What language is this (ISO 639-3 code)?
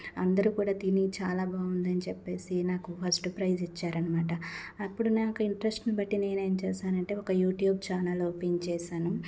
tel